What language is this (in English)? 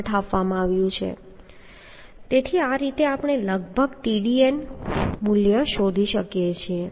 Gujarati